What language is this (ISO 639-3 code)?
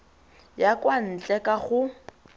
tsn